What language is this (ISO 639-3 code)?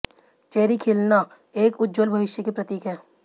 hin